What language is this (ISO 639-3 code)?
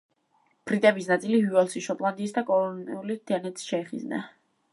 kat